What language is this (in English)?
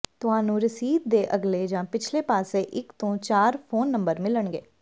Punjabi